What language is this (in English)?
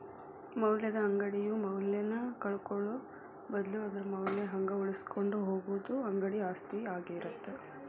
Kannada